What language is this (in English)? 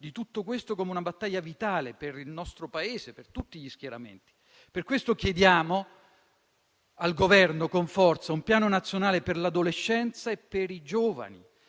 Italian